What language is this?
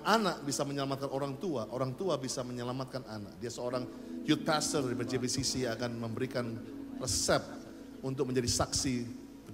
Indonesian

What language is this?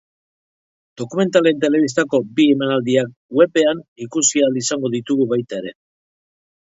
Basque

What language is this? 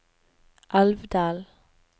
Norwegian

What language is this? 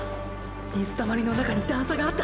Japanese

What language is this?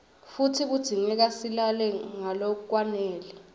Swati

